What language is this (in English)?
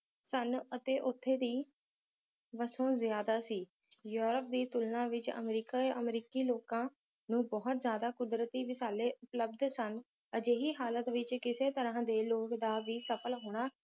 Punjabi